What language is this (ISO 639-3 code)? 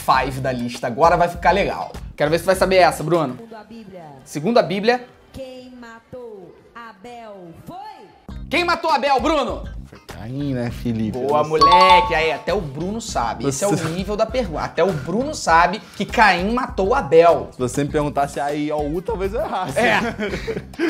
por